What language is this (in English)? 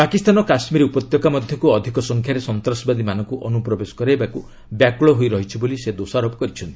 Odia